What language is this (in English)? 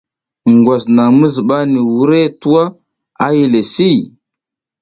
South Giziga